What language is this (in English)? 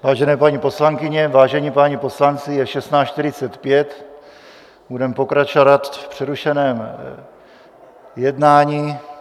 Czech